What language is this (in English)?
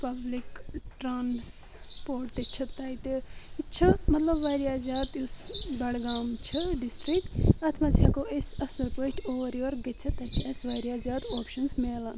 Kashmiri